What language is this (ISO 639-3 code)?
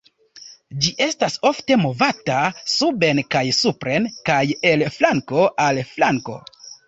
epo